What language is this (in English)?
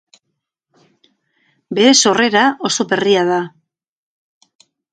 Basque